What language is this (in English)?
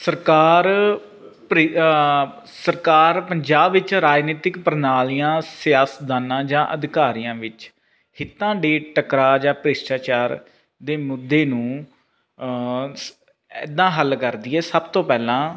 Punjabi